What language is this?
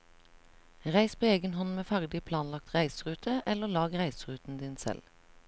Norwegian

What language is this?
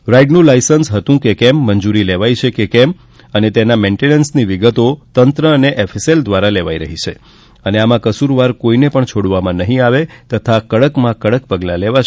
Gujarati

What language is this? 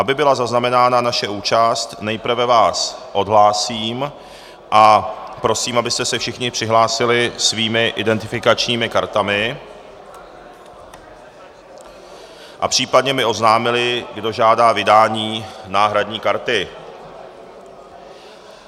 Czech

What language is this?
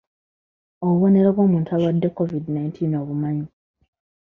Ganda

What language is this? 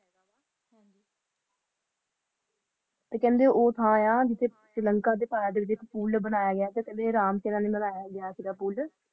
Punjabi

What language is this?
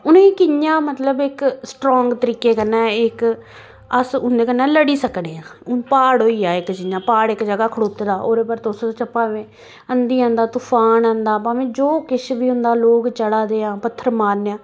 Dogri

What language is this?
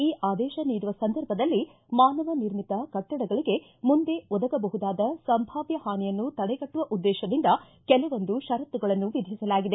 Kannada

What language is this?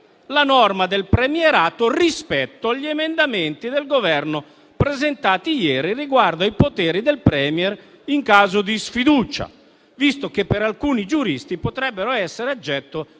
Italian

